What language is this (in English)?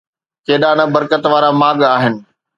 Sindhi